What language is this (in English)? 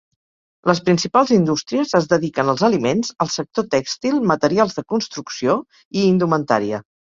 Catalan